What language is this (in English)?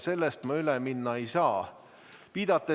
Estonian